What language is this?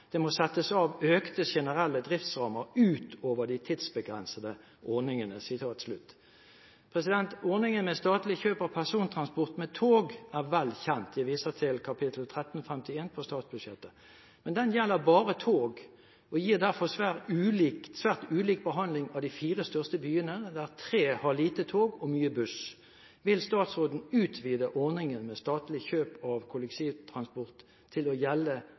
Norwegian Bokmål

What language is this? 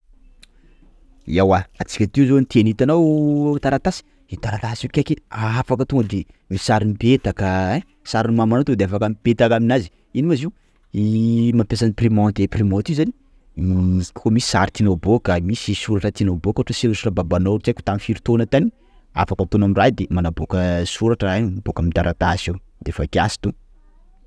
Sakalava Malagasy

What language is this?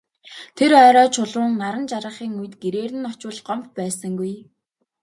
Mongolian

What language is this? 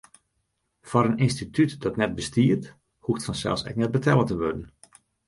Western Frisian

